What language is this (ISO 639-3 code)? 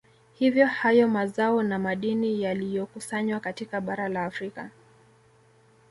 swa